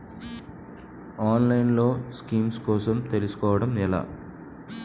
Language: Telugu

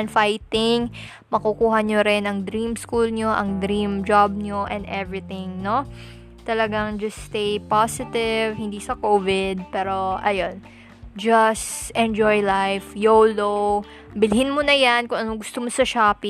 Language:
Filipino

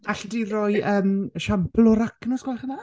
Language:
Welsh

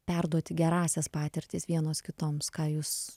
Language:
Lithuanian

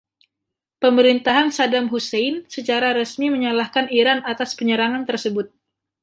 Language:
Indonesian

